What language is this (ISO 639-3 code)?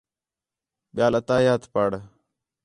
xhe